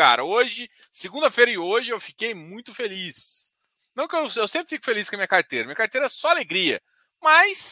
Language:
Portuguese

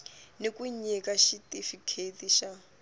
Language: Tsonga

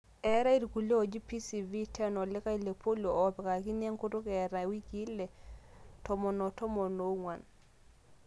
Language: Masai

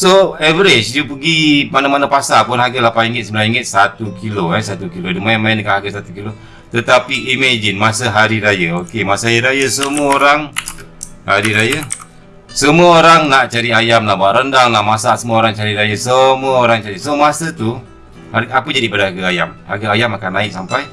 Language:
Malay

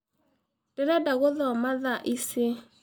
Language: Kikuyu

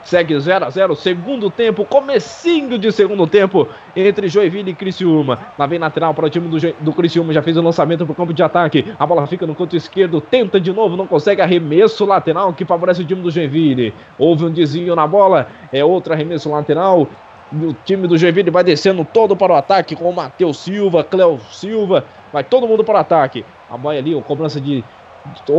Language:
Portuguese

